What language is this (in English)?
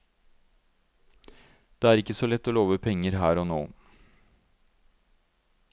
Norwegian